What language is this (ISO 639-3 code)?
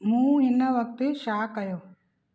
snd